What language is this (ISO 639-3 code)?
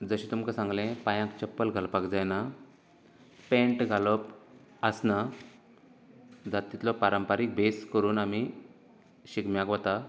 kok